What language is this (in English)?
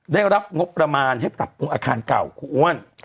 Thai